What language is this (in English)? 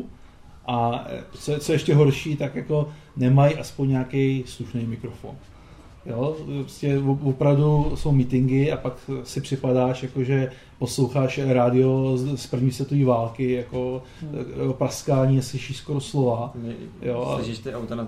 Czech